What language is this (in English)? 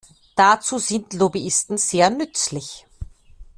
German